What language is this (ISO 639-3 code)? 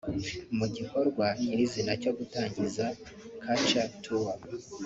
kin